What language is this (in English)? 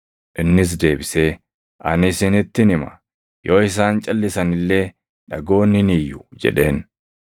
Oromo